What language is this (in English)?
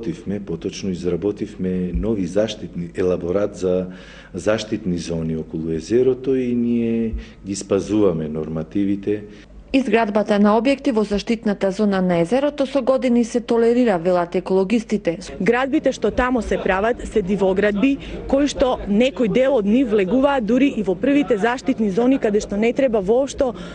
Macedonian